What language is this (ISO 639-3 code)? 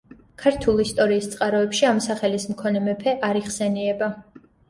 kat